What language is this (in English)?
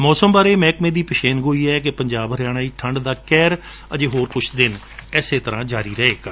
Punjabi